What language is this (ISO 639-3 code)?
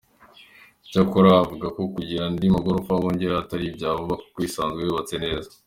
kin